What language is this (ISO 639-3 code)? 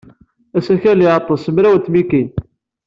kab